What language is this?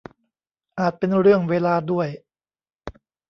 Thai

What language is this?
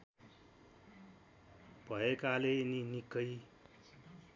Nepali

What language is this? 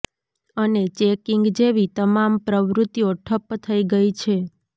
Gujarati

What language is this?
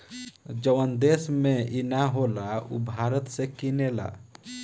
Bhojpuri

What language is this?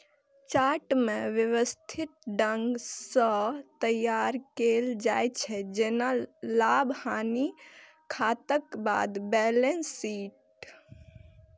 Maithili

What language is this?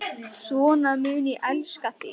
Icelandic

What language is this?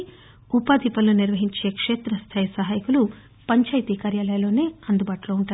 Telugu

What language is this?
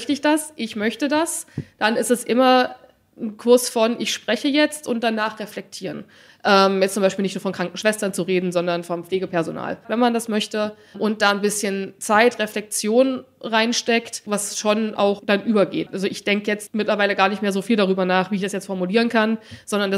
German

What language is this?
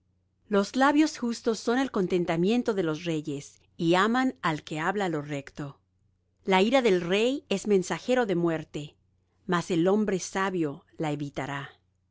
Spanish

